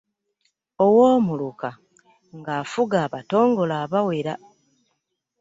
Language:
Ganda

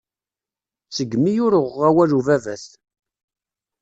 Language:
Kabyle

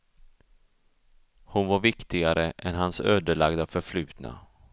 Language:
Swedish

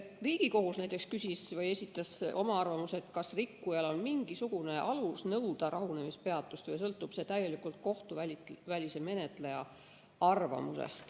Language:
Estonian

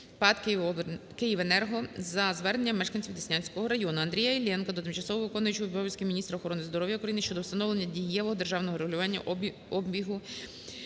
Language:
Ukrainian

